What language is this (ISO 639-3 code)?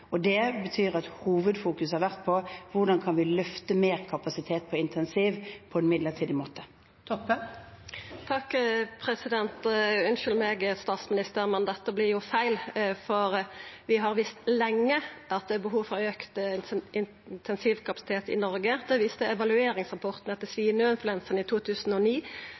nor